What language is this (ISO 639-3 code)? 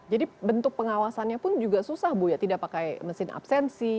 ind